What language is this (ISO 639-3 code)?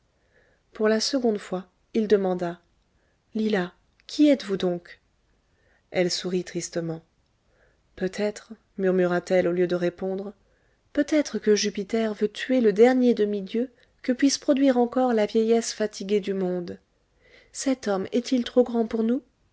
fra